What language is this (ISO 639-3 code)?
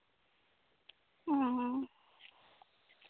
sat